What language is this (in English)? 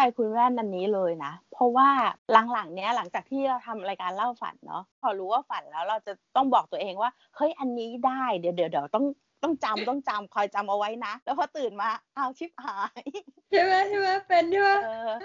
Thai